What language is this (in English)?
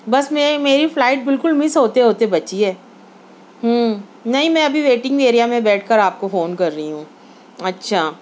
Urdu